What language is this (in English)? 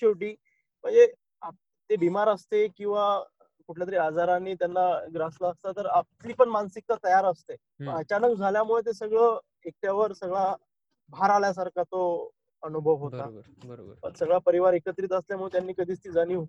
Marathi